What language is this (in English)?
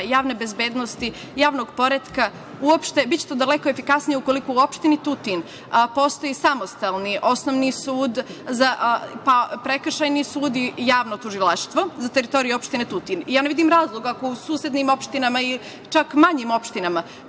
Serbian